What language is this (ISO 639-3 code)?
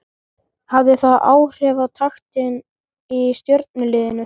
isl